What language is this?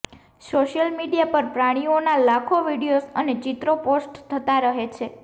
Gujarati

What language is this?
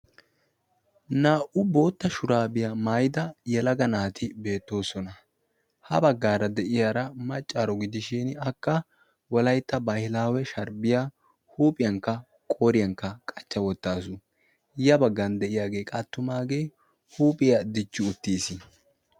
Wolaytta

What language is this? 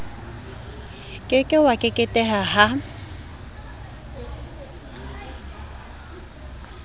Southern Sotho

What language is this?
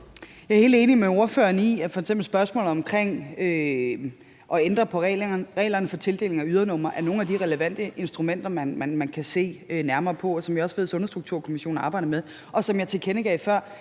Danish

